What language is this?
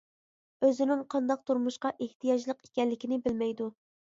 Uyghur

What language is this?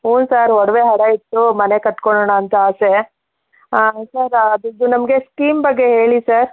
Kannada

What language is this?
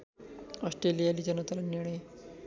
Nepali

